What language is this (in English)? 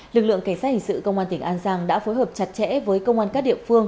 Vietnamese